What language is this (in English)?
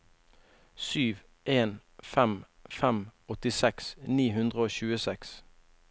Norwegian